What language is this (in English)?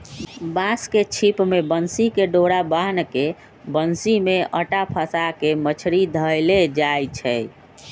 Magahi